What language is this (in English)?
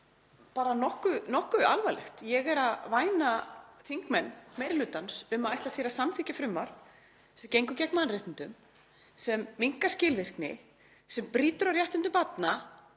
Icelandic